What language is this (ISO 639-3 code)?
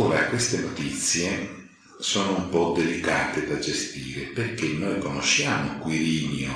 ita